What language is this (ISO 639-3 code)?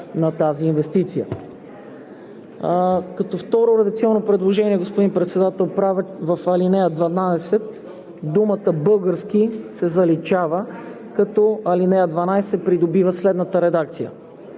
bul